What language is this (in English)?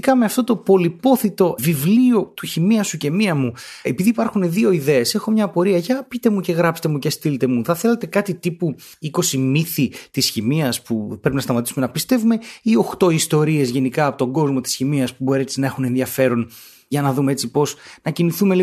Greek